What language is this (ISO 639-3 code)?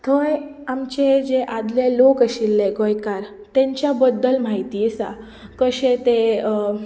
kok